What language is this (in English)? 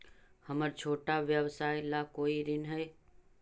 Magahi